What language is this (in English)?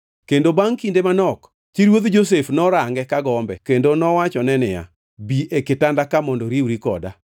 Luo (Kenya and Tanzania)